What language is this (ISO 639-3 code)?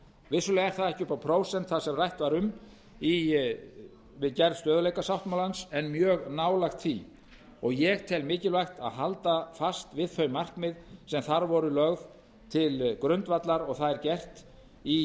isl